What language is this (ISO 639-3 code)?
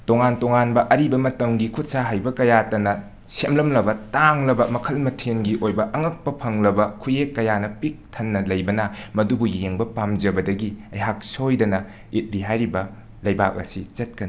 mni